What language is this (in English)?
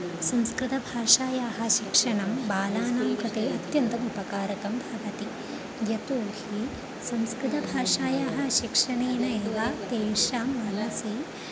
Sanskrit